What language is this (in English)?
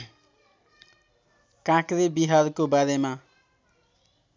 Nepali